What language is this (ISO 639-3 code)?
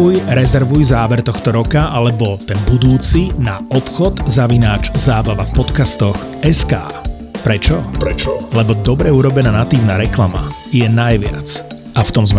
slk